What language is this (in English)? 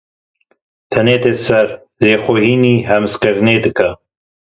Kurdish